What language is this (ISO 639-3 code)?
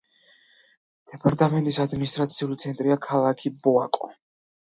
kat